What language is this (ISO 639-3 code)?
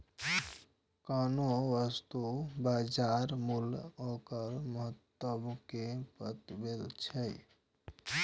mai